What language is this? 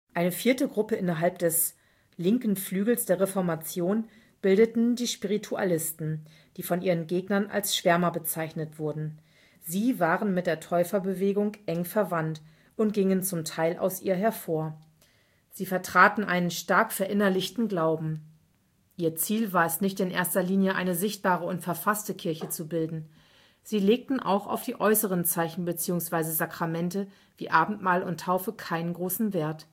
German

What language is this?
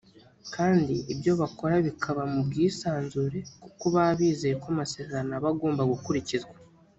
Kinyarwanda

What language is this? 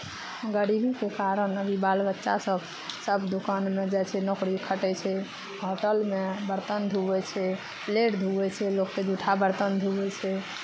Maithili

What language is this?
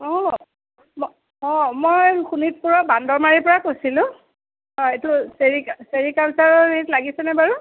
Assamese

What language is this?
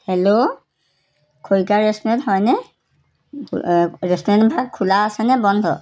Assamese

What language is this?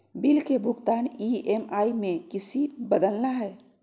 Magahi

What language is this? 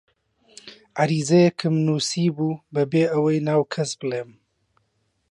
Central Kurdish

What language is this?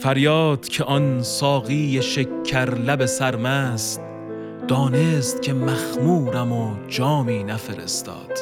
Persian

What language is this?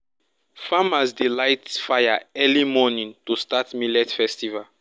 Nigerian Pidgin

